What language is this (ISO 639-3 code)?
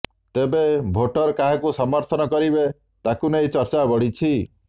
ori